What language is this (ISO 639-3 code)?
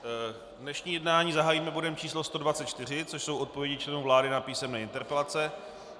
ces